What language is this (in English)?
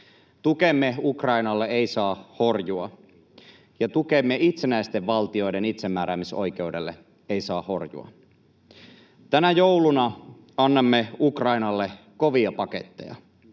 Finnish